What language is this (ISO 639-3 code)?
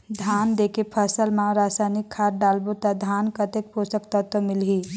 hne